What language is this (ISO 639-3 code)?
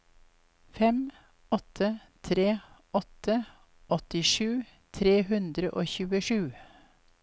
nor